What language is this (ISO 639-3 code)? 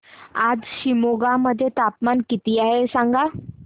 mar